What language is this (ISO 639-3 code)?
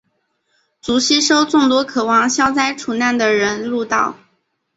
zho